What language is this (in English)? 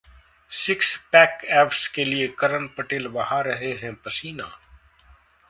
Hindi